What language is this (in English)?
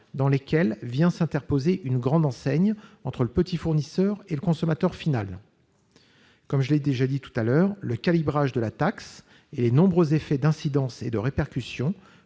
French